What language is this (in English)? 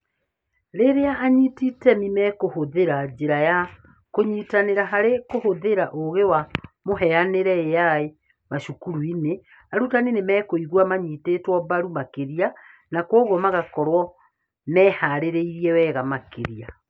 Kikuyu